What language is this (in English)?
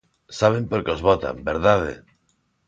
Galician